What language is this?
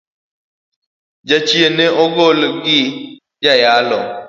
Luo (Kenya and Tanzania)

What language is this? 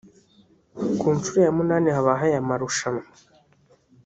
Kinyarwanda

